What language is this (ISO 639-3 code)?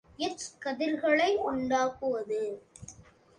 tam